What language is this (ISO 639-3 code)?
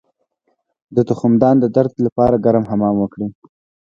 pus